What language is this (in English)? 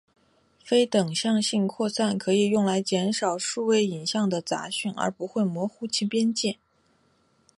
Chinese